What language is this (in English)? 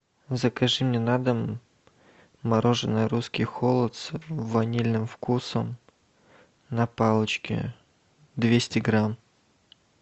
Russian